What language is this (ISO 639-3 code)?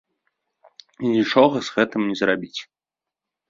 bel